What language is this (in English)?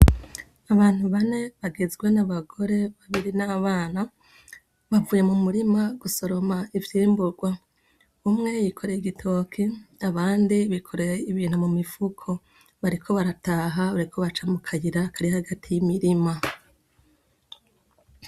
Rundi